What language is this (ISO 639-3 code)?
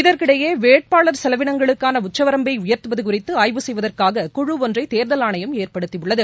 tam